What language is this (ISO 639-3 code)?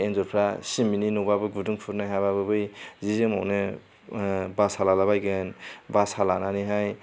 brx